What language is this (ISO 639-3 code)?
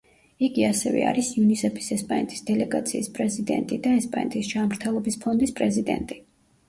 kat